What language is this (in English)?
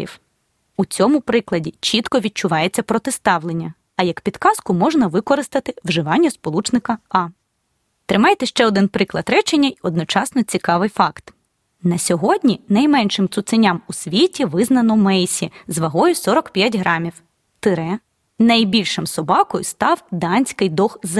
Ukrainian